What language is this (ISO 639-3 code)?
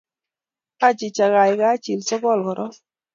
kln